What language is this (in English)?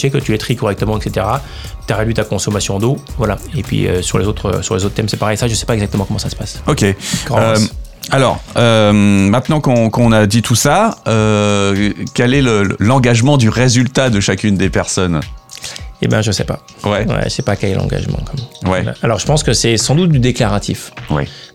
French